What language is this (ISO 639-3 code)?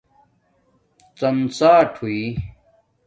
dmk